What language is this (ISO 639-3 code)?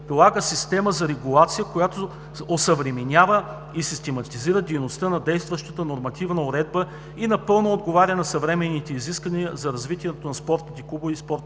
bul